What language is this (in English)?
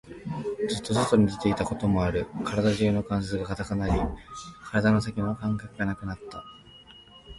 Japanese